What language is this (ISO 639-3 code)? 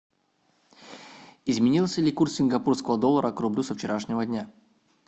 rus